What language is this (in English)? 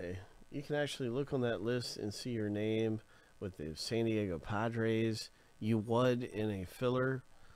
English